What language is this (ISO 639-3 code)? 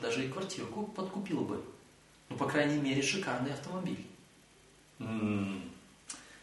rus